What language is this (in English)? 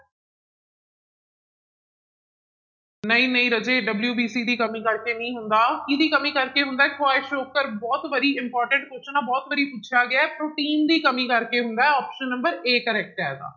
Punjabi